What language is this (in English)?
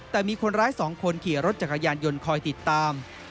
Thai